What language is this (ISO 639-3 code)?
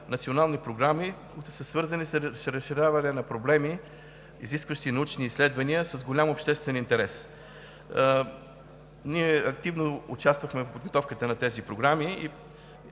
bul